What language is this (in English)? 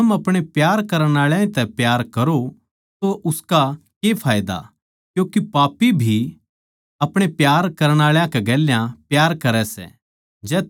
Haryanvi